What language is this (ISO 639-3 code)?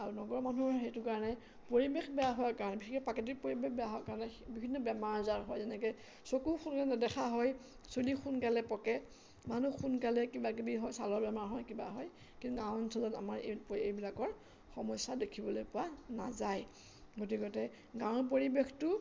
asm